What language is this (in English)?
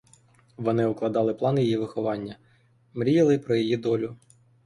Ukrainian